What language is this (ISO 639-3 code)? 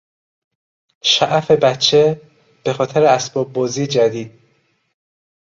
fas